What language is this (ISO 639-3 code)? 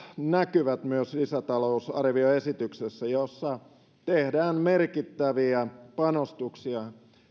fin